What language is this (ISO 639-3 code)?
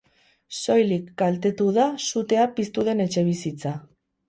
eus